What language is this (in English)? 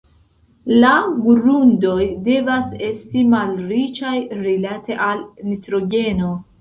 Esperanto